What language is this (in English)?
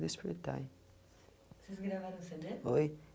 Portuguese